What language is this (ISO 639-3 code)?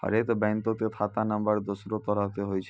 mai